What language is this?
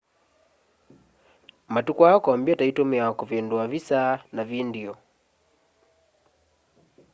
Kamba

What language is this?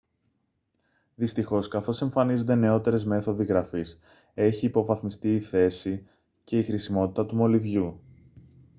Greek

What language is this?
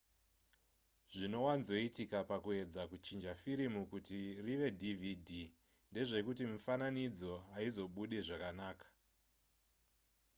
Shona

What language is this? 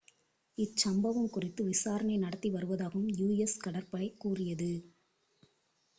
Tamil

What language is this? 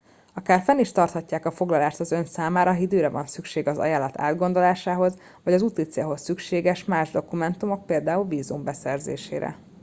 Hungarian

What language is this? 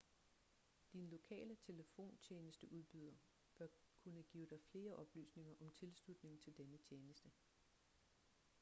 Danish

